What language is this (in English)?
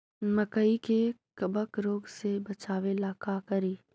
Magahi